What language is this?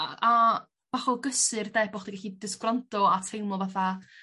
Welsh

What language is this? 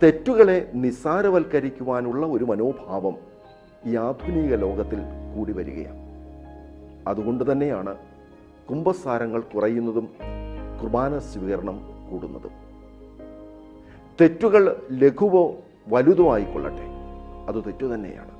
Malayalam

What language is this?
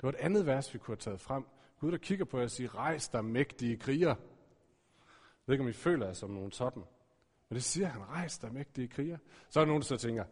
Danish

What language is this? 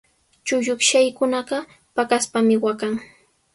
Sihuas Ancash Quechua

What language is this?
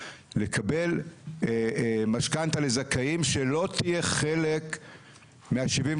Hebrew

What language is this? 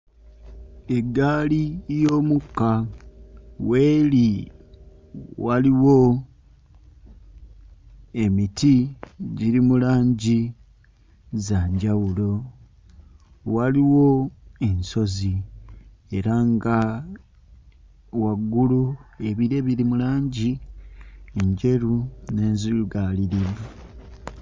Ganda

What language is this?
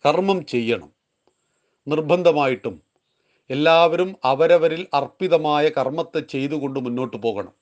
Malayalam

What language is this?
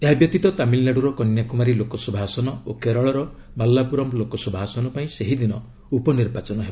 Odia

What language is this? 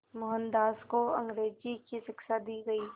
Hindi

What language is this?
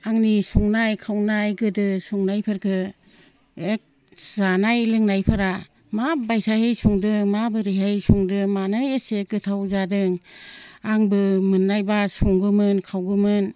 Bodo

